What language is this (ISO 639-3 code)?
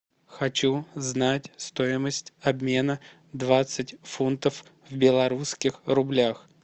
rus